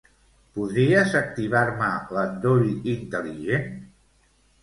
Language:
Catalan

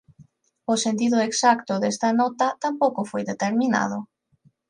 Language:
Galician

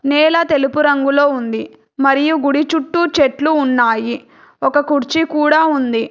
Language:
Telugu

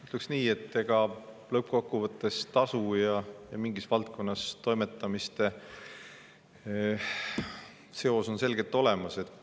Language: Estonian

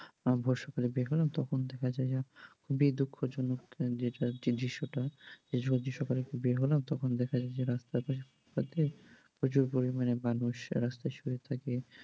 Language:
Bangla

